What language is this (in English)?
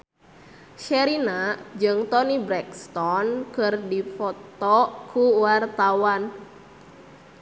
Sundanese